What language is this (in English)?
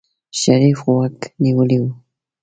Pashto